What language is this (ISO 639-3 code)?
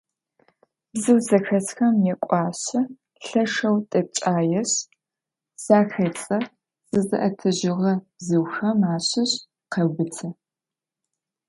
ady